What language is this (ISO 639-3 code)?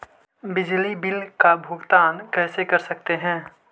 mag